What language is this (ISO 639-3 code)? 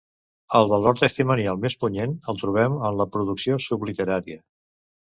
cat